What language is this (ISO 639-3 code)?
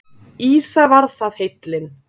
isl